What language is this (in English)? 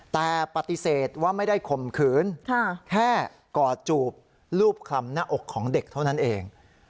Thai